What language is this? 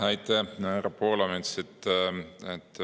Estonian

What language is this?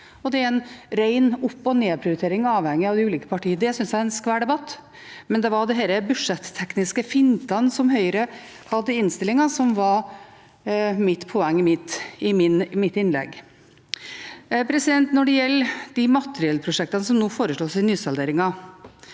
Norwegian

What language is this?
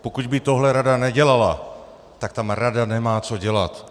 Czech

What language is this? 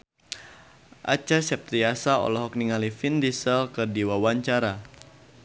Sundanese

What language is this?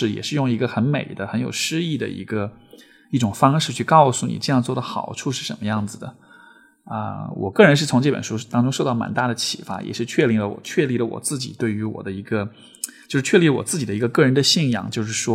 Chinese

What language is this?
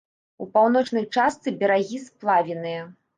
Belarusian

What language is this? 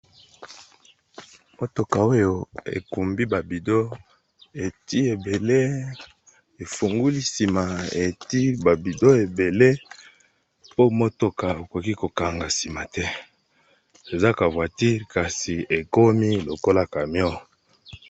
Lingala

